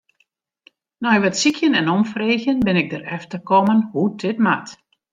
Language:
Western Frisian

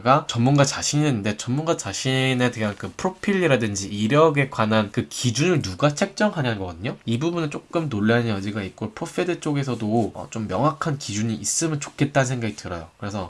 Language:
Korean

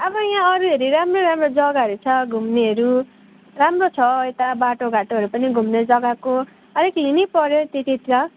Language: Nepali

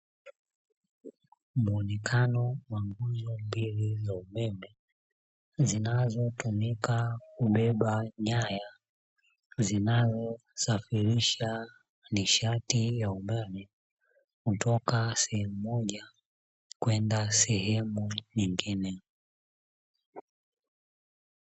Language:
Swahili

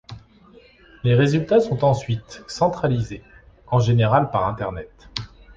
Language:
French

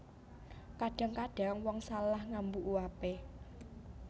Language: Javanese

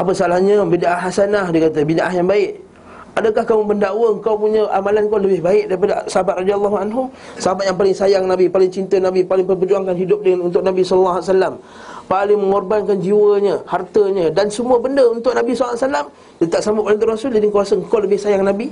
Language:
Malay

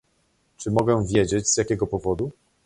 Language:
Polish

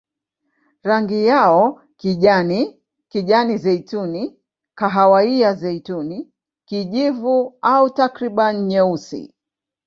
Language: Swahili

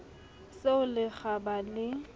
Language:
Southern Sotho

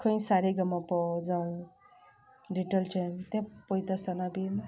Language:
Konkani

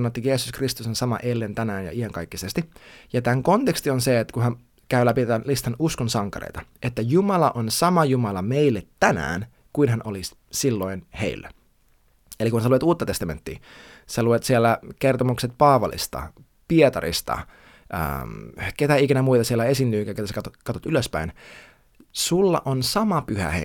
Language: Finnish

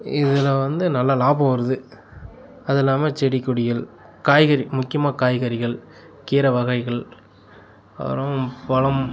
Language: Tamil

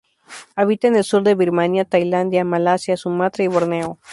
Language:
Spanish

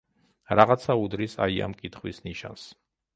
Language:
Georgian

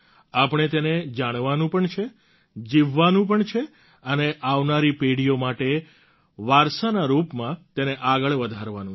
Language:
Gujarati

